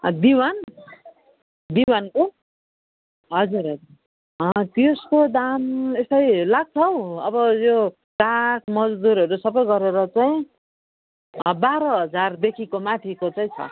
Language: Nepali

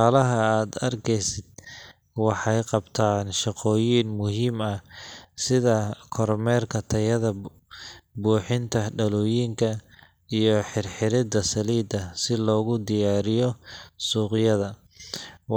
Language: Somali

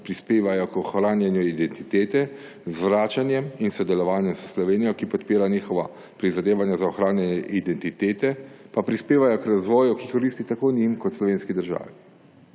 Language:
Slovenian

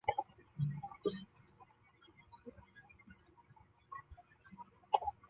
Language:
Chinese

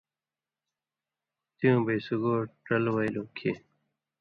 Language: Indus Kohistani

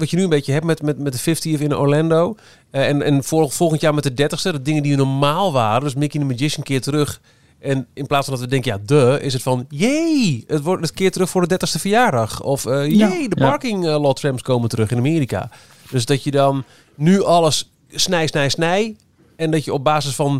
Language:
Dutch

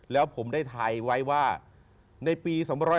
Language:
Thai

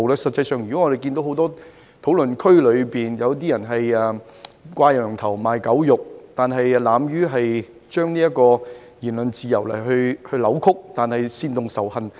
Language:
Cantonese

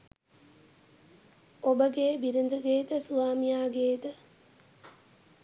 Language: Sinhala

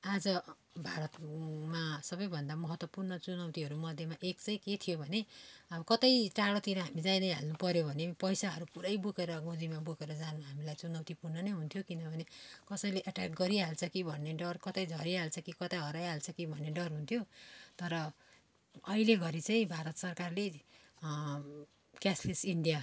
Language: Nepali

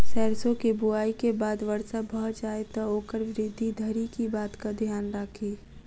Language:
Maithili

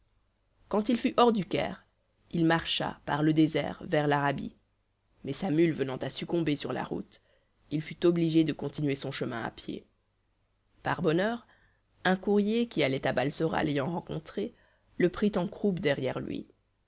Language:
French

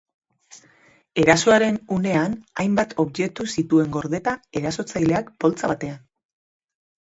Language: Basque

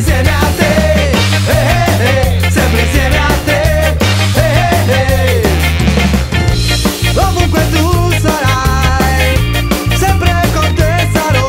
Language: Romanian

